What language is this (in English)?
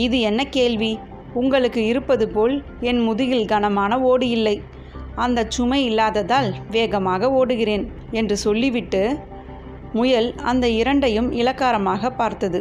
Tamil